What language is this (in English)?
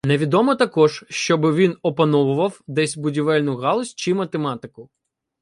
Ukrainian